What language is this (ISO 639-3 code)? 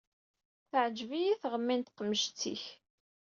kab